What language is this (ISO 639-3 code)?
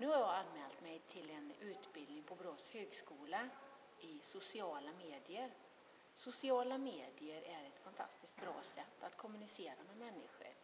swe